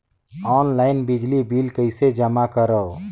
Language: Chhattisgarhi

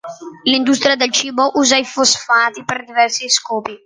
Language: Italian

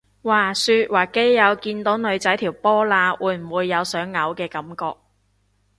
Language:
Cantonese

